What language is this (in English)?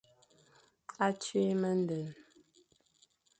Fang